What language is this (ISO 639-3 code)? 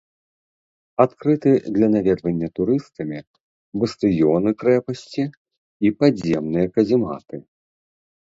bel